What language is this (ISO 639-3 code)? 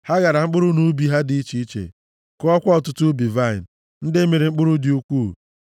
ibo